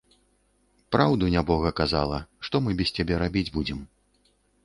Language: Belarusian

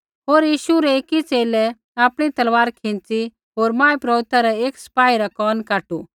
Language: Kullu Pahari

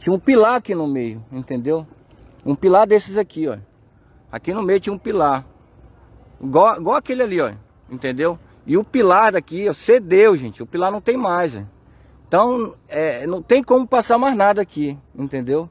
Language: Portuguese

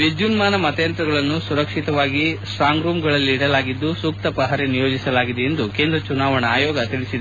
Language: Kannada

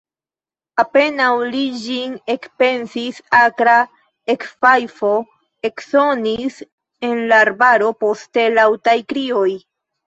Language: Esperanto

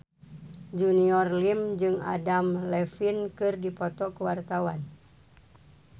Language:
Sundanese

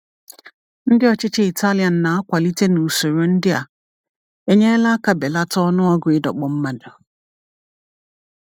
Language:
Igbo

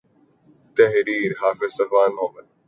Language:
Urdu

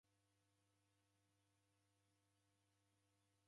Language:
Taita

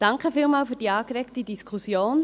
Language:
Swiss German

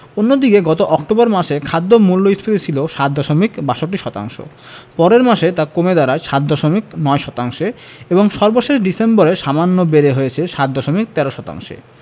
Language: Bangla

